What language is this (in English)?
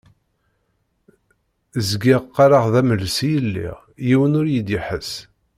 Kabyle